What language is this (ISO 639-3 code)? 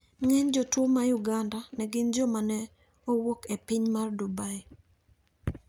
luo